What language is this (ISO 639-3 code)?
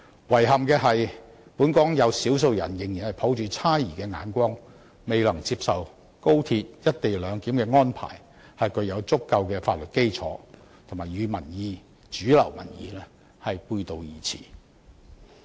yue